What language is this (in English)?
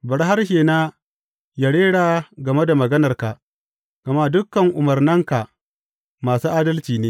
Hausa